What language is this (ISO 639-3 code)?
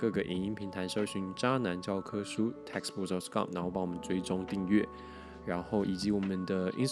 zho